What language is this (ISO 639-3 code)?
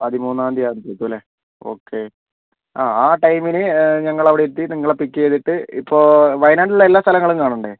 mal